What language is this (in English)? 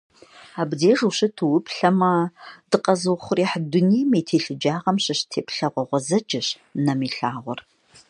Kabardian